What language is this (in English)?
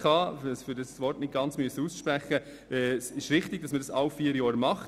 Swiss German